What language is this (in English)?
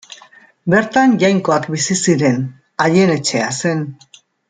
Basque